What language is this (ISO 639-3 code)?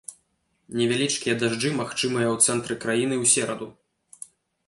bel